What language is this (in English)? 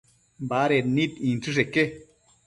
Matsés